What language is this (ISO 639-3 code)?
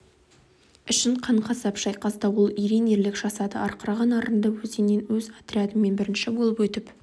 kaz